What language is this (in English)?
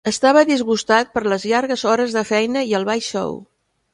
Catalan